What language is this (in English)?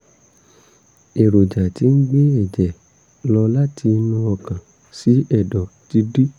Yoruba